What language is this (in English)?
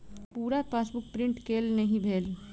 Maithili